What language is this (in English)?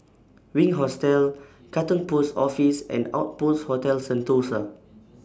English